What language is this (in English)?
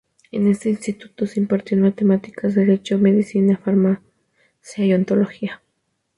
Spanish